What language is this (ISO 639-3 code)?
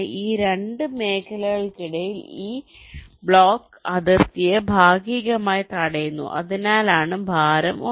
mal